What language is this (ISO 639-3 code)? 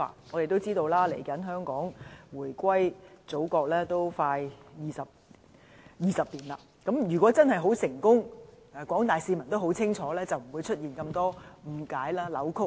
yue